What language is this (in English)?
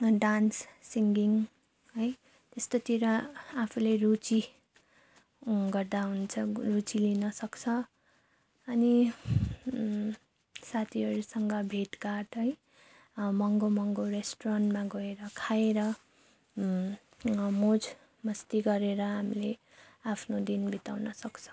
Nepali